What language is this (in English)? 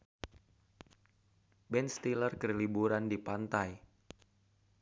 Sundanese